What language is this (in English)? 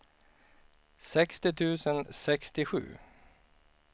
Swedish